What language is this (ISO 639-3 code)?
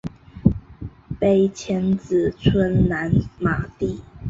zho